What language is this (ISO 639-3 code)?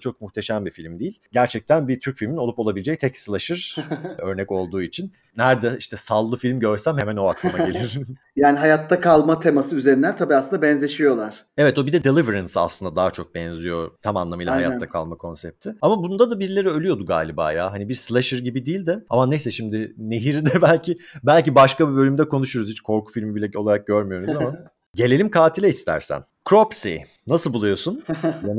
tur